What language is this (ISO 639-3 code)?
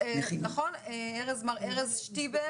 heb